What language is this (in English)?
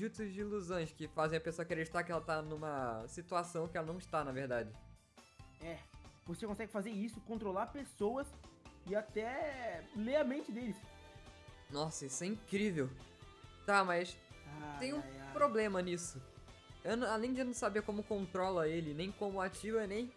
Portuguese